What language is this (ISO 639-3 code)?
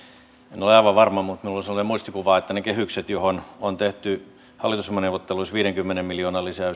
fin